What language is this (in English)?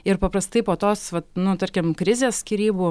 Lithuanian